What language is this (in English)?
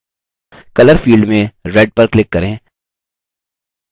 Hindi